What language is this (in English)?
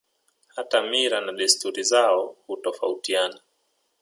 Swahili